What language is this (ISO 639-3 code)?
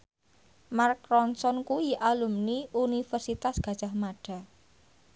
jav